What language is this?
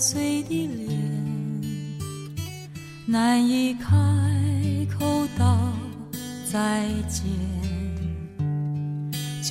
Chinese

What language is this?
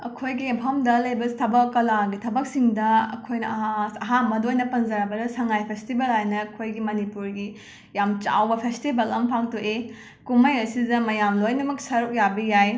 Manipuri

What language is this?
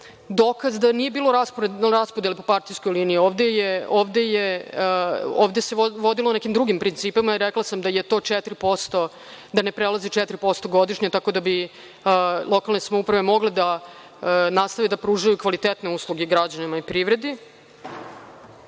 Serbian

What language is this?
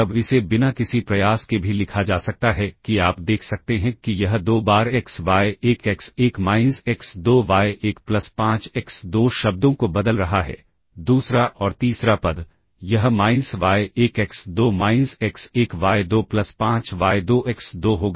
Hindi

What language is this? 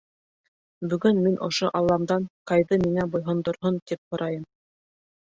Bashkir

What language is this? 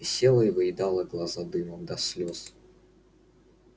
Russian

